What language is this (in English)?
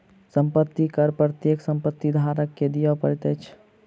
Maithili